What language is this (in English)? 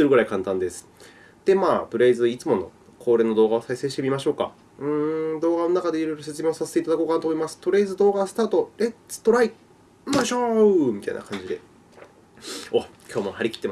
Japanese